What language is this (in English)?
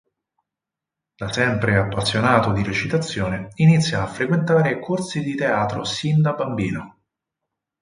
Italian